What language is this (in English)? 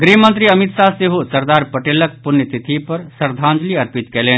Maithili